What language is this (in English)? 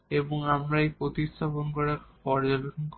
Bangla